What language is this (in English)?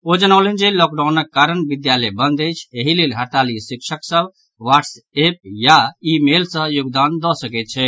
Maithili